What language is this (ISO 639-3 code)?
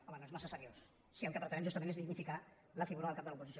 cat